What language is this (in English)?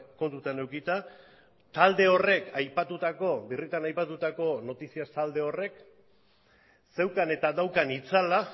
Basque